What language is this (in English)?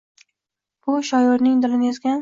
Uzbek